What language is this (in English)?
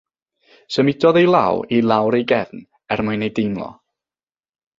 Welsh